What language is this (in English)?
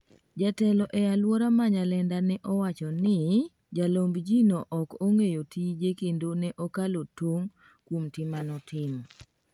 Luo (Kenya and Tanzania)